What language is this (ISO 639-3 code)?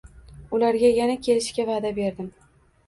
uzb